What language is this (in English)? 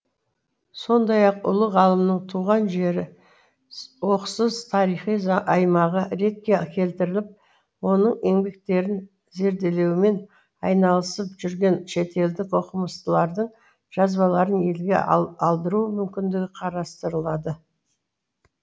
Kazakh